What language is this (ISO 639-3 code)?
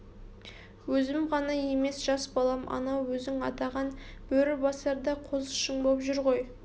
kaz